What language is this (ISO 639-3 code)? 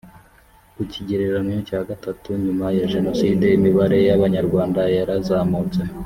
kin